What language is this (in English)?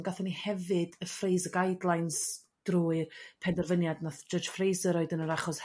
Welsh